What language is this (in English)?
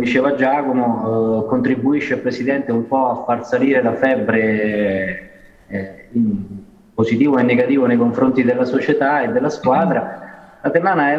Italian